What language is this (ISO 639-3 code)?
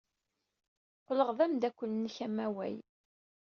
kab